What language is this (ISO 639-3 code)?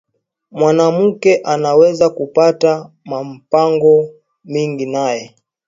swa